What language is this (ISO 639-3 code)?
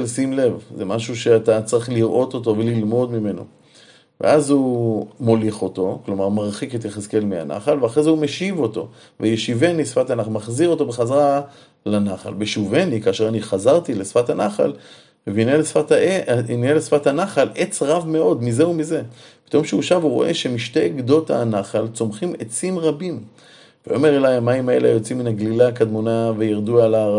heb